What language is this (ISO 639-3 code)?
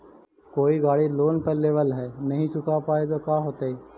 mag